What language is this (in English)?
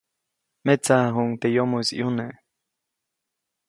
Copainalá Zoque